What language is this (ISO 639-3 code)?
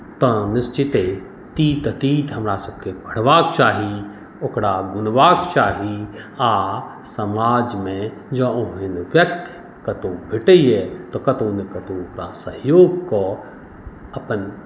mai